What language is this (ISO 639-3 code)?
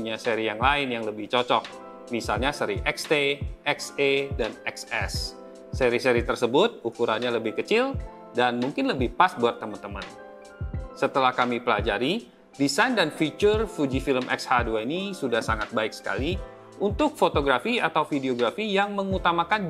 ind